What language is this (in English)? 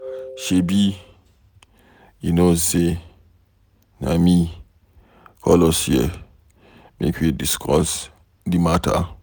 Nigerian Pidgin